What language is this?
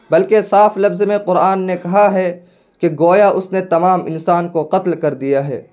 Urdu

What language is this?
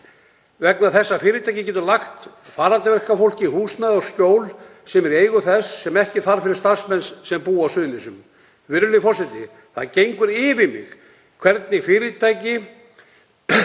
Icelandic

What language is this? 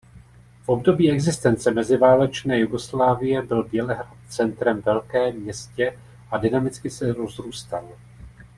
Czech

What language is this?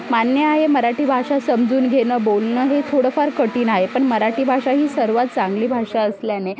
Marathi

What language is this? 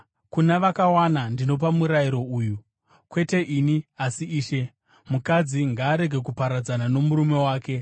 Shona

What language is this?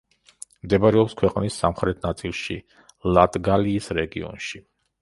Georgian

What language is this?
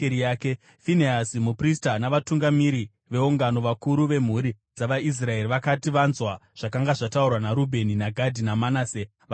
Shona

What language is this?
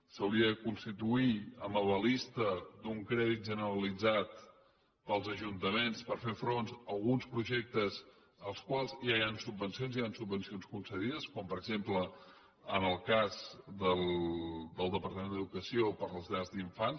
Catalan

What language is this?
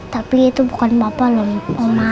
Indonesian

